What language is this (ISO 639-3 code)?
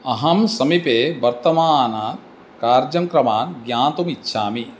san